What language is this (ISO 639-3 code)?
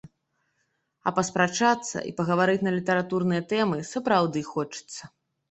bel